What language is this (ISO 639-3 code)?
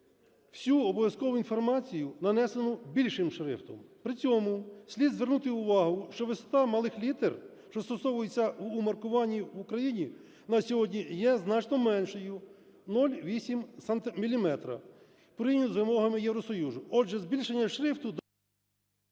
ukr